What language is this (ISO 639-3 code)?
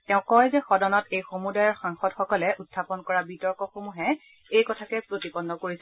asm